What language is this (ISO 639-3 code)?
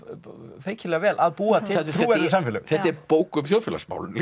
isl